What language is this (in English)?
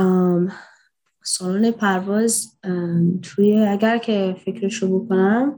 Persian